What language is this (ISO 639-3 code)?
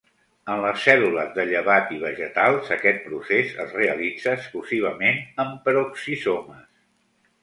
cat